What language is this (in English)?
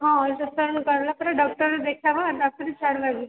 Odia